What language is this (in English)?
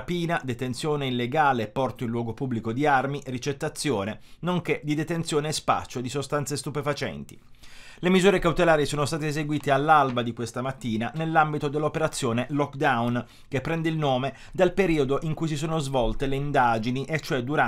Italian